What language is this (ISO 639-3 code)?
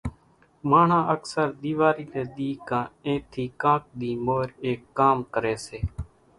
gjk